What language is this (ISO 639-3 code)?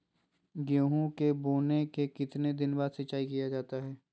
mag